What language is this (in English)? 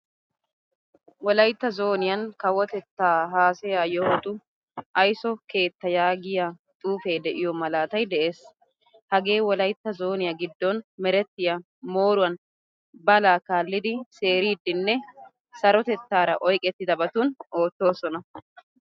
Wolaytta